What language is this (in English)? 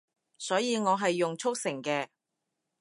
Cantonese